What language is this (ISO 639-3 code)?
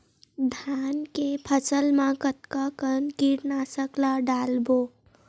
hne